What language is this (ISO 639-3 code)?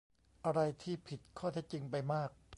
tha